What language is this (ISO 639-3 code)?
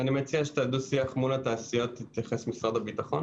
heb